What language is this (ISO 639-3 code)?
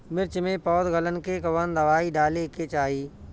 bho